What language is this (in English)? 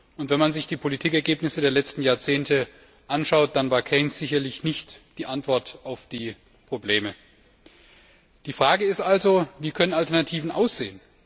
German